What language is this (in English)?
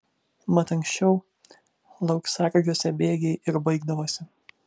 Lithuanian